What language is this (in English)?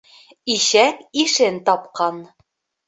Bashkir